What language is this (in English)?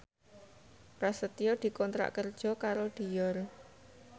Javanese